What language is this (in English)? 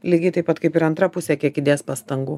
Lithuanian